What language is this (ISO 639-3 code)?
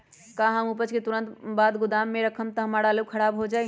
mag